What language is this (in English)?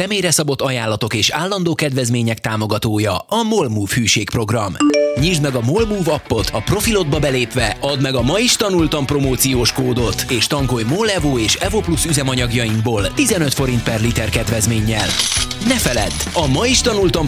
Hungarian